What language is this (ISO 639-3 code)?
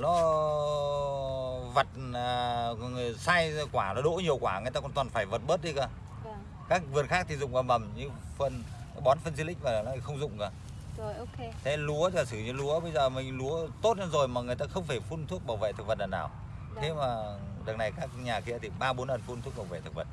vie